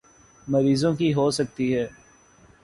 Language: Urdu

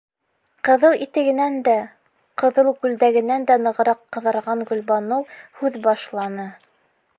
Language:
Bashkir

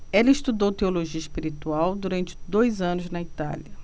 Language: Portuguese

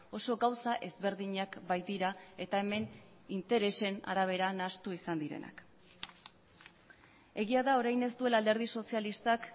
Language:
Basque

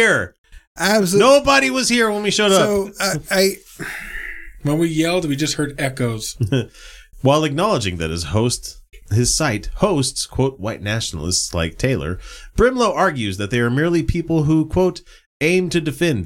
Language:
English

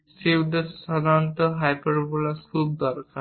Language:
Bangla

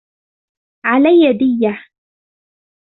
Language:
Arabic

